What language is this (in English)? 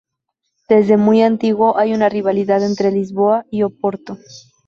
Spanish